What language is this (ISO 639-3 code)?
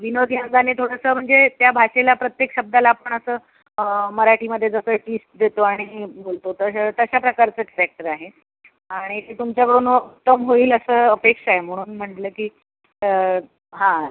mar